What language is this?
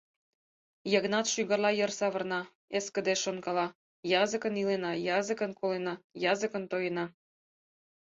Mari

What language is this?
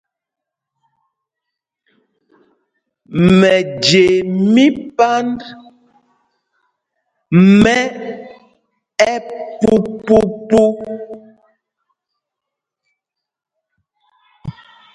Mpumpong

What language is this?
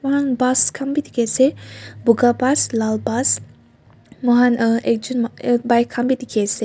Naga Pidgin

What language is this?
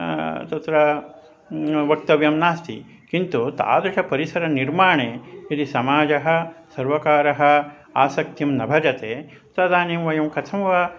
Sanskrit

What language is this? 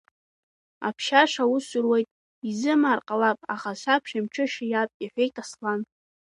Abkhazian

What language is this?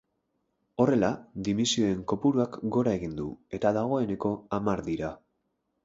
Basque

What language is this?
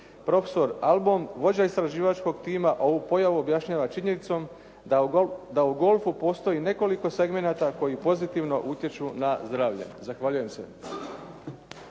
Croatian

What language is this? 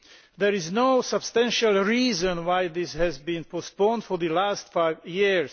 English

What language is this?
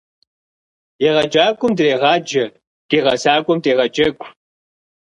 Kabardian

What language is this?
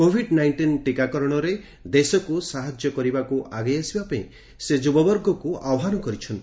Odia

